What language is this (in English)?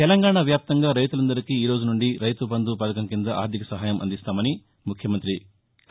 Telugu